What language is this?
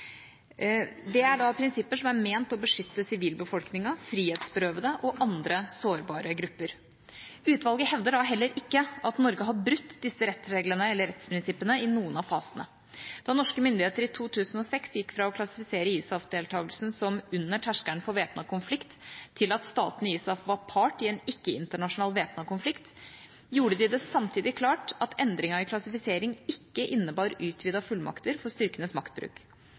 Norwegian Bokmål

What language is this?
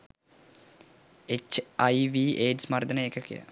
Sinhala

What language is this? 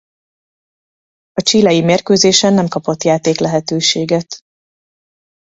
Hungarian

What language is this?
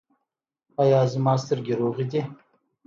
Pashto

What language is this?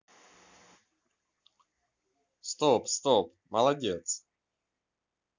Russian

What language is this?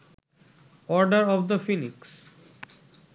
Bangla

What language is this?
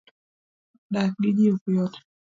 Luo (Kenya and Tanzania)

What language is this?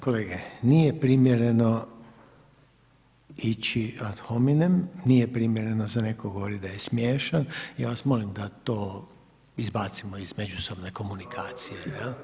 Croatian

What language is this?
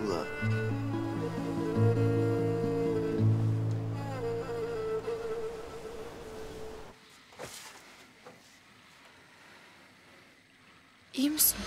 Turkish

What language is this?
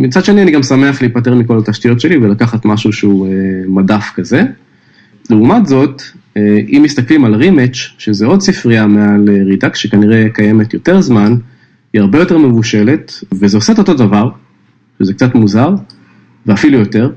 Hebrew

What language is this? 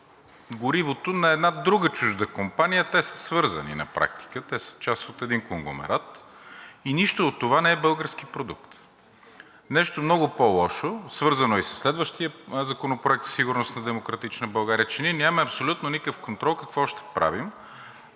Bulgarian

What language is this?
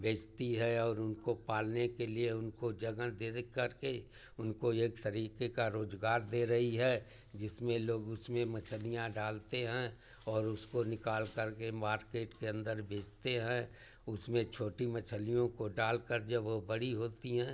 Hindi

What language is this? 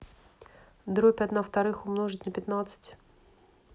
Russian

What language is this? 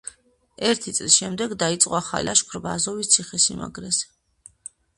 Georgian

